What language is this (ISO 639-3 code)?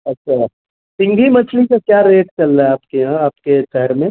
urd